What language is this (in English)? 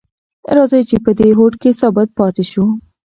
Pashto